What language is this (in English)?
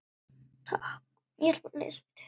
Icelandic